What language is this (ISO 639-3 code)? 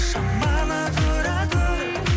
kaz